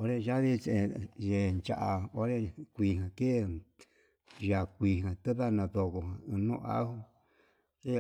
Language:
Yutanduchi Mixtec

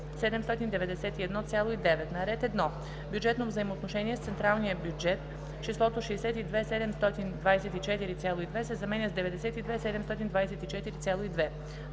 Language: Bulgarian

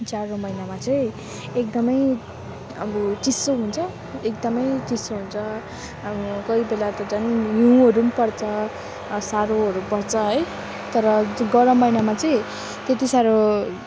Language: Nepali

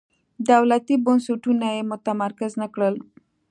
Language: Pashto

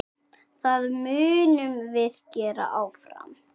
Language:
Icelandic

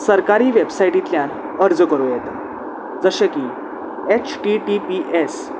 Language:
Konkani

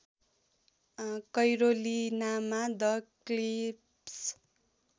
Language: Nepali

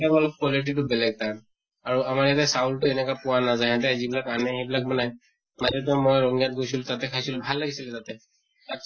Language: Assamese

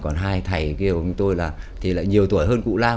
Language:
Vietnamese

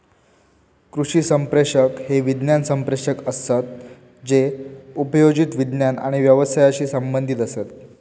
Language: Marathi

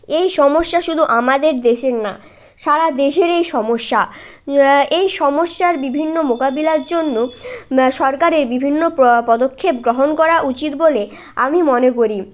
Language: Bangla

